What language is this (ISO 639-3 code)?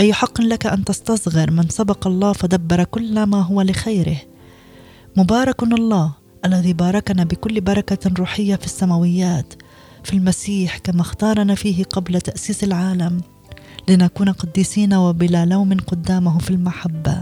ara